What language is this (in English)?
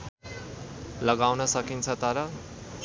Nepali